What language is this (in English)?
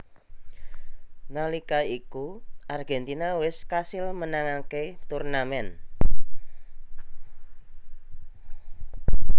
Javanese